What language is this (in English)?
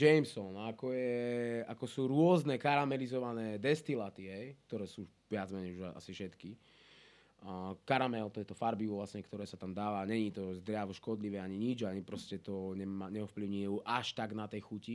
Slovak